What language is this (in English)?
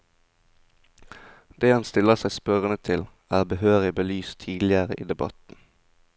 Norwegian